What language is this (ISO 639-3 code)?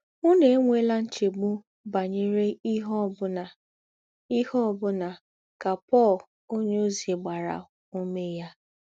ibo